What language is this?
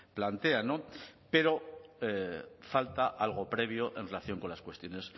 Spanish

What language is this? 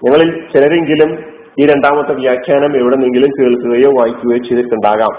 Malayalam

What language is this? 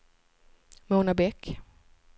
Swedish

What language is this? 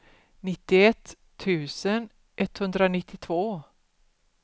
Swedish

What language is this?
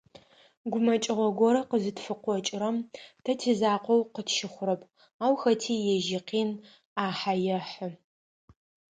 Adyghe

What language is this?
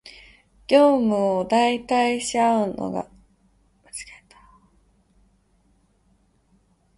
Japanese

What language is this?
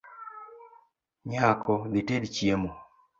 Luo (Kenya and Tanzania)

